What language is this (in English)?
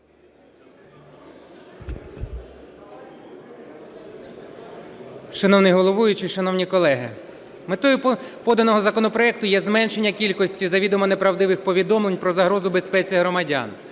Ukrainian